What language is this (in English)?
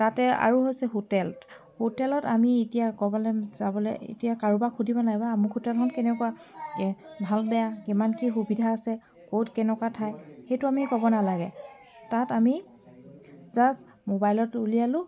Assamese